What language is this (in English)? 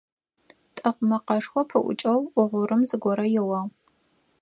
Adyghe